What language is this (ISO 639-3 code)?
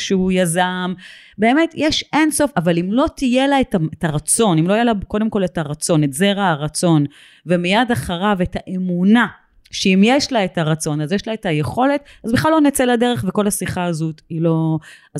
heb